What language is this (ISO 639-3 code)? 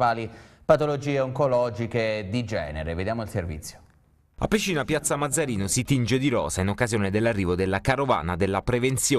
ita